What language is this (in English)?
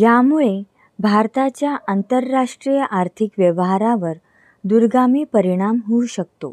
Hindi